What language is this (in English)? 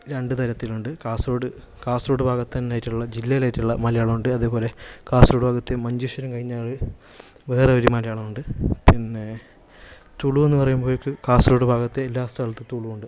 Malayalam